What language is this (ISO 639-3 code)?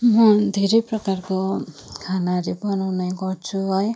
nep